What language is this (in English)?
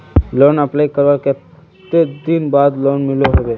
Magahi